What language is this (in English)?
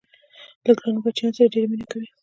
Pashto